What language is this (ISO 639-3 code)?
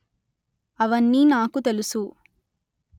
tel